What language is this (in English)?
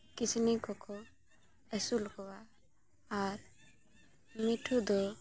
Santali